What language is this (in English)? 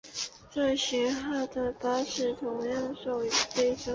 Chinese